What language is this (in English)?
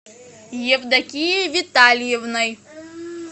Russian